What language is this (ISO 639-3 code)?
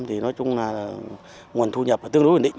vie